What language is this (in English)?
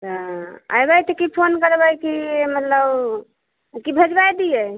Maithili